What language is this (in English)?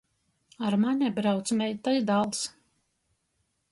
Latgalian